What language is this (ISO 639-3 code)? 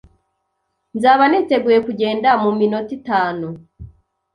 kin